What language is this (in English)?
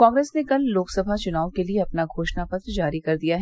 Hindi